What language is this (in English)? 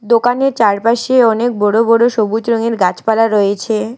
Bangla